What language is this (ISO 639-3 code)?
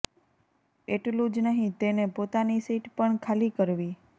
guj